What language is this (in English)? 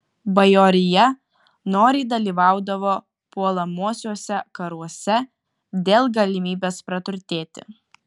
Lithuanian